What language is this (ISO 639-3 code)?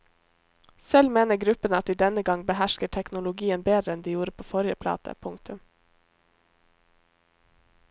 nor